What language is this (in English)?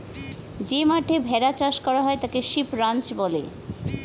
Bangla